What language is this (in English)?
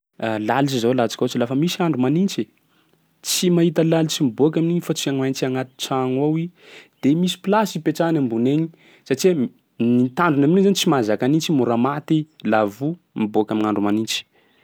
Sakalava Malagasy